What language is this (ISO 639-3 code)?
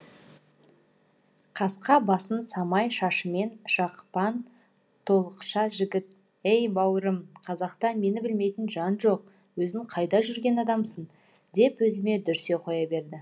kaz